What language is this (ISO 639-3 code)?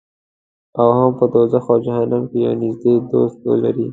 pus